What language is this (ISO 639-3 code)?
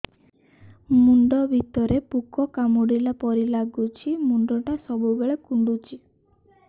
ori